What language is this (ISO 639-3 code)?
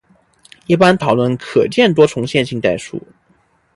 zho